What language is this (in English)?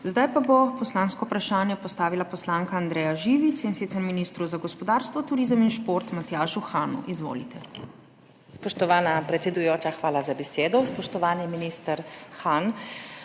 Slovenian